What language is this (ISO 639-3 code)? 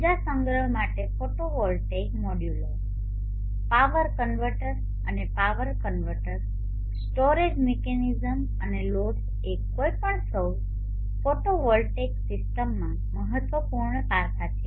guj